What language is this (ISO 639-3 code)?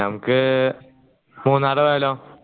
mal